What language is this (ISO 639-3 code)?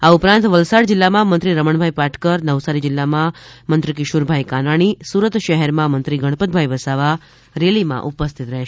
guj